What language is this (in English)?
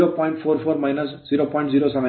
Kannada